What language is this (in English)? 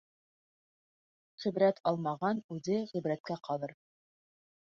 Bashkir